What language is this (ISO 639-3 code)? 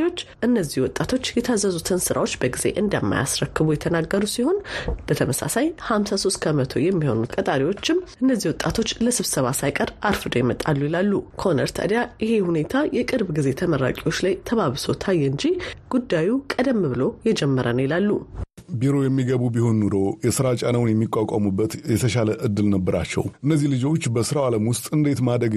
amh